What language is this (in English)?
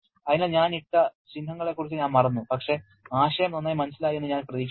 Malayalam